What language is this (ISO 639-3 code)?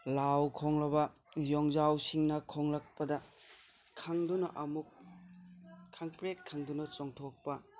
mni